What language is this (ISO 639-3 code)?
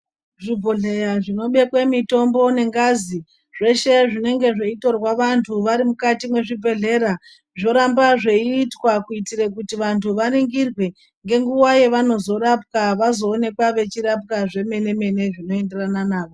ndc